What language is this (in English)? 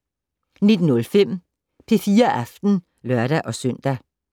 Danish